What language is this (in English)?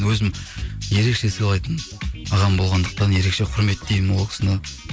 Kazakh